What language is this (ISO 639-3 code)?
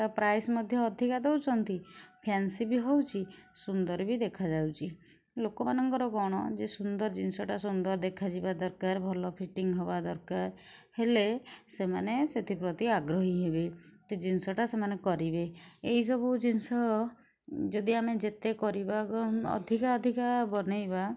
ori